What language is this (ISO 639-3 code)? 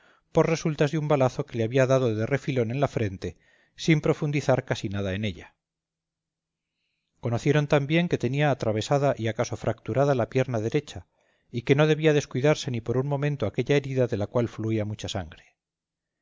spa